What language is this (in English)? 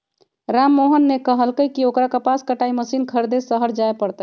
Magahi